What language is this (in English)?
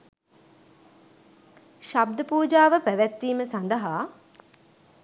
Sinhala